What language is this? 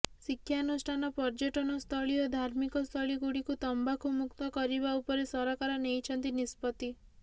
Odia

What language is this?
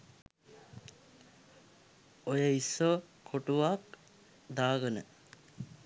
Sinhala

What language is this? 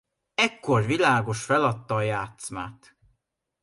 Hungarian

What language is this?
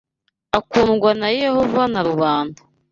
Kinyarwanda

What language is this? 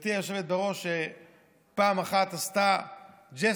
Hebrew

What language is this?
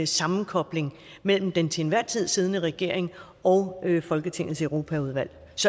Danish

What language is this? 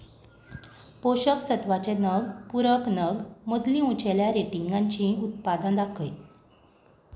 Konkani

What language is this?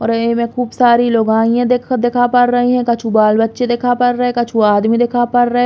Bundeli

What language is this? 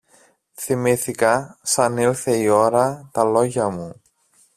Greek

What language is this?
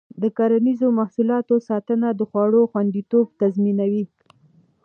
Pashto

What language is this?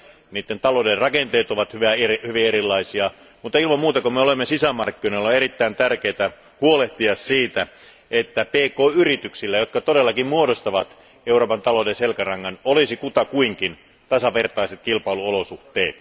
Finnish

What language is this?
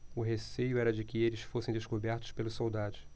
Portuguese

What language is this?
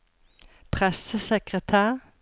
Norwegian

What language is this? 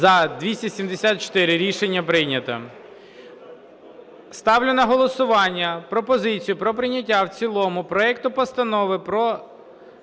Ukrainian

